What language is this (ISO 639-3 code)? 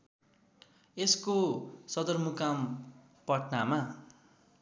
nep